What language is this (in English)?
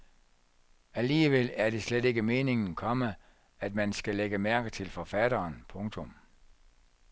Danish